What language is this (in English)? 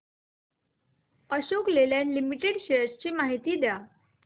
Marathi